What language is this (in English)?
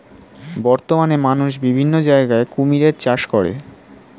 Bangla